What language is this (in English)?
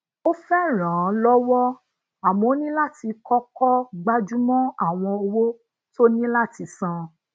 Yoruba